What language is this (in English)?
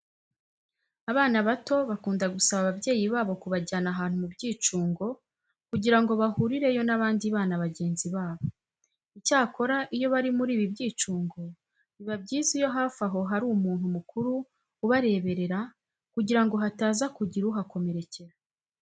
Kinyarwanda